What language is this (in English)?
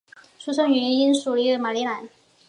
Chinese